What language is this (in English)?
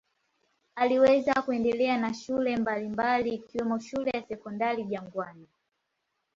Swahili